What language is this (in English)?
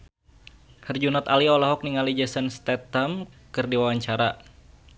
Sundanese